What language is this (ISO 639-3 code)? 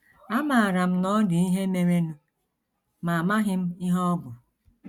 ibo